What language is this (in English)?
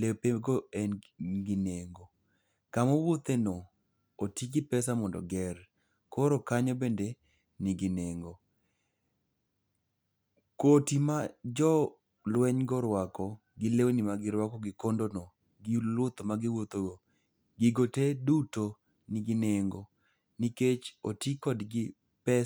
Luo (Kenya and Tanzania)